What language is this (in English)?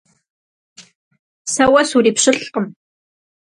Kabardian